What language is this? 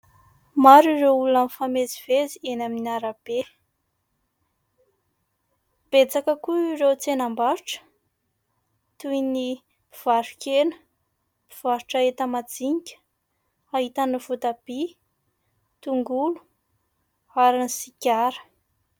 Malagasy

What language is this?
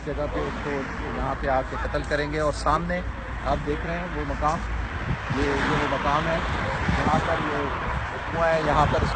Urdu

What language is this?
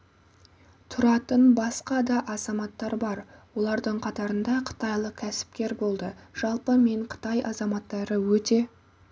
Kazakh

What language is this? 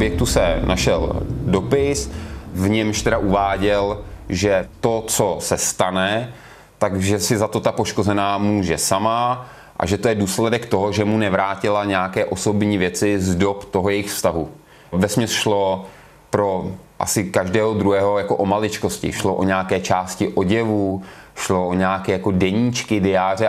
Czech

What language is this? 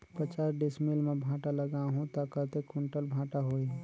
Chhattisgarhi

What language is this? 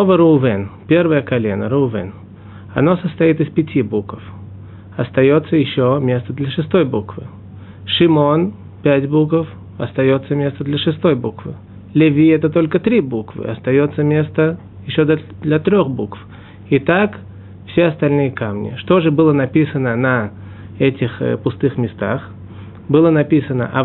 Russian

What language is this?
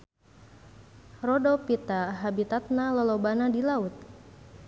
Sundanese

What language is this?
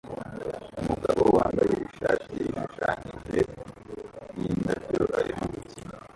Kinyarwanda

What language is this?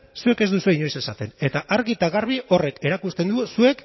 Basque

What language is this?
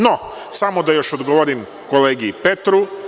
Serbian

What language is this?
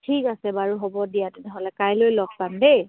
Assamese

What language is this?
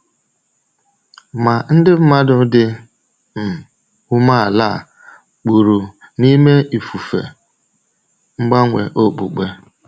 Igbo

